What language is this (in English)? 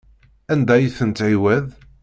Kabyle